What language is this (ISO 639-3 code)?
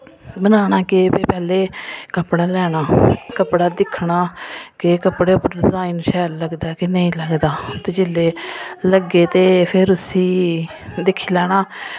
doi